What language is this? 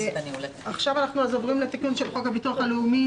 Hebrew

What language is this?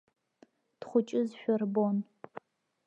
Abkhazian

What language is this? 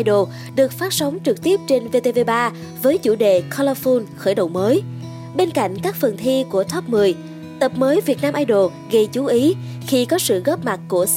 Vietnamese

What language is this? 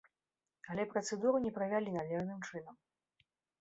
Belarusian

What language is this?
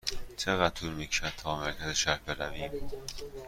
Persian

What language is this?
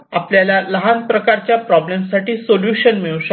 Marathi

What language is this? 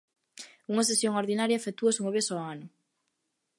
Galician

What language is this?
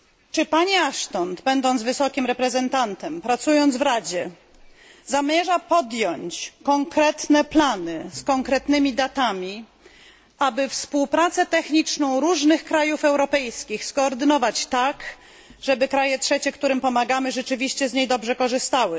Polish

